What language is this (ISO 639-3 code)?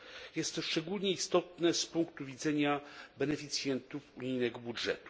pol